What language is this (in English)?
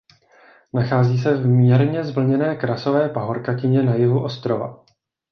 Czech